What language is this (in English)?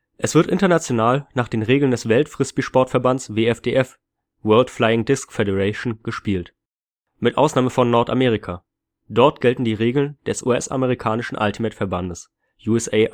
German